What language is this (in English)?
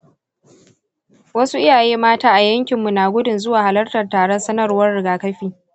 Hausa